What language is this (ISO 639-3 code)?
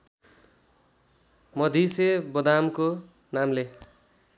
nep